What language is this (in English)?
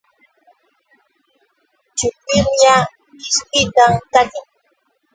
Yauyos Quechua